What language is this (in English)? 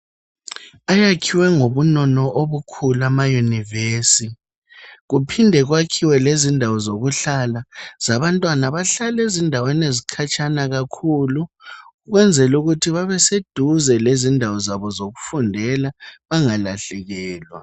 North Ndebele